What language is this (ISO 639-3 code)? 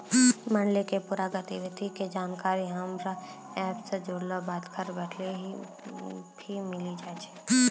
mai